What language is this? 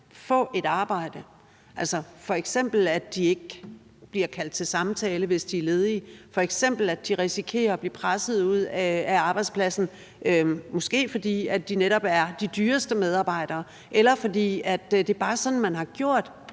Danish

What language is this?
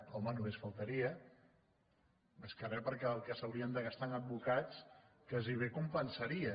Catalan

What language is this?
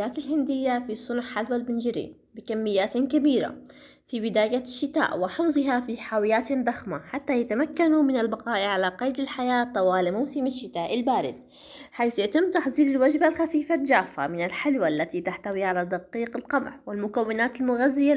Arabic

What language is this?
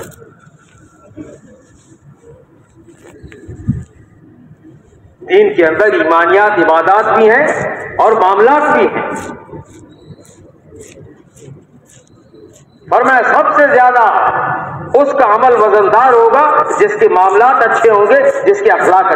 Hindi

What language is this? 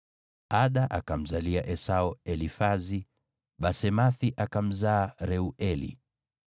Swahili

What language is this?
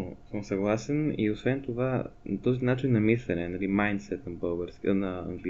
Bulgarian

